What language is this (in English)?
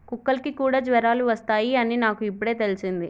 Telugu